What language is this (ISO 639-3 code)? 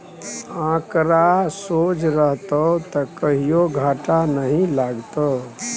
mai